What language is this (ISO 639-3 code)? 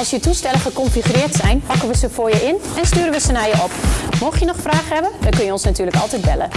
nld